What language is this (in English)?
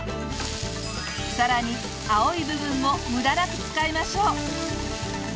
Japanese